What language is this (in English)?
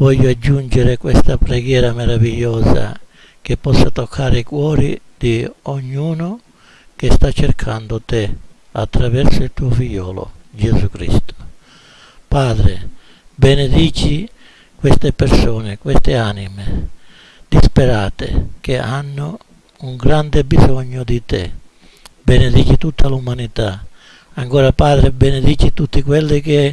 Italian